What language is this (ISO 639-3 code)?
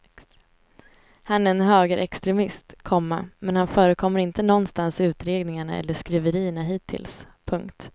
swe